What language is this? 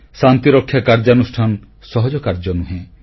Odia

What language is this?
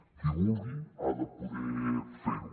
Catalan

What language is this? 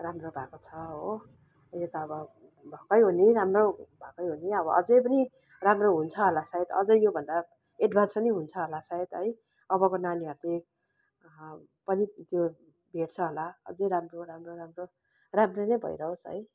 Nepali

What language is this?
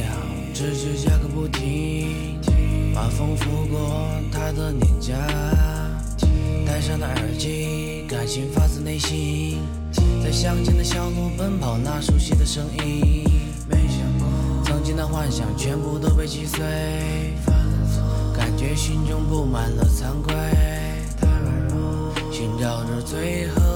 Chinese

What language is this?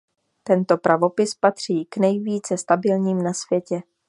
Czech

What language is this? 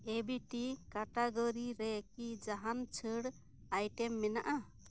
Santali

